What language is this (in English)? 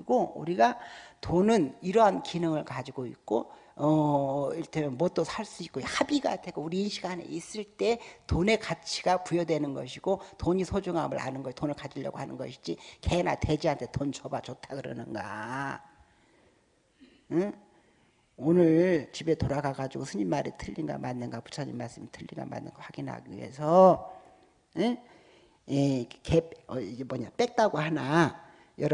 Korean